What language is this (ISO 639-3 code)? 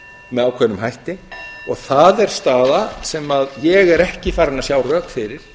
isl